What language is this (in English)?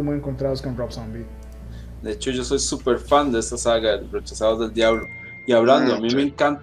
Spanish